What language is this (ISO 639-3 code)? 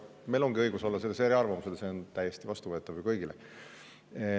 est